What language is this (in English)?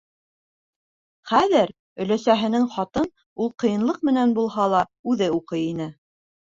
Bashkir